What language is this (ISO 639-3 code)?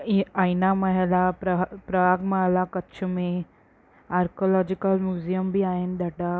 snd